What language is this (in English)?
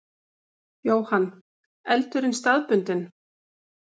Icelandic